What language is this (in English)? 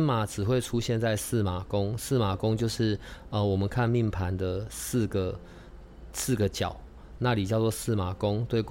Chinese